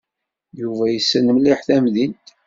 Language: Kabyle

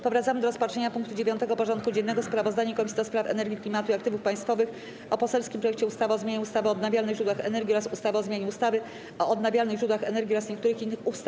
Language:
Polish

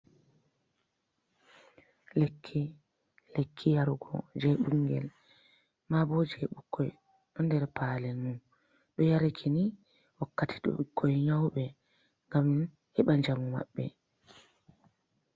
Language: Fula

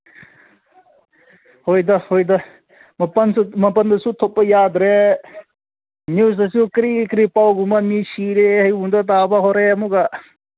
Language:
Manipuri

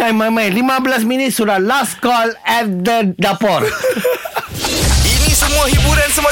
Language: Malay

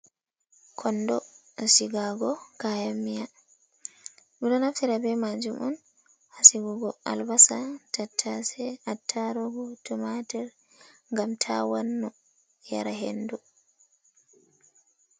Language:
Fula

